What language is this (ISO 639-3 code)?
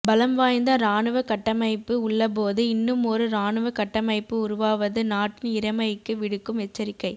tam